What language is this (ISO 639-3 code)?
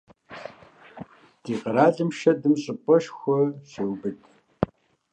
kbd